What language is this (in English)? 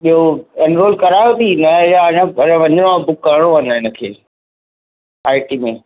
Sindhi